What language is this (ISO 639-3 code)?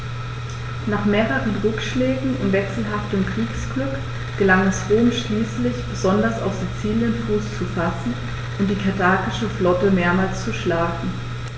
deu